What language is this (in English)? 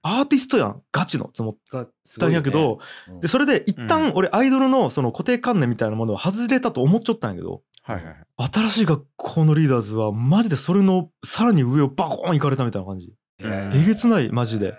Japanese